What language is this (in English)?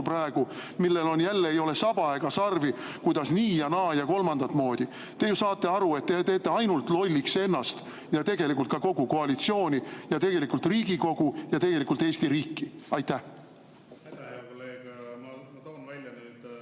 Estonian